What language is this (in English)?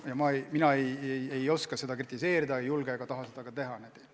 Estonian